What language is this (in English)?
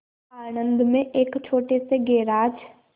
Hindi